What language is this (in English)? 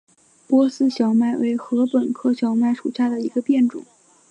Chinese